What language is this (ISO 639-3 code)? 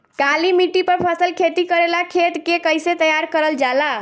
bho